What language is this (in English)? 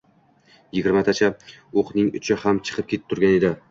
Uzbek